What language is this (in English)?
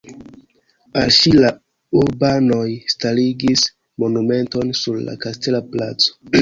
Esperanto